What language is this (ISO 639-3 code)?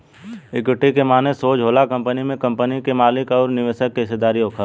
bho